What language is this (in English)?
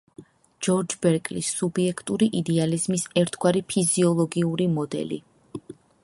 Georgian